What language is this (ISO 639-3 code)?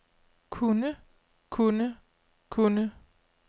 dan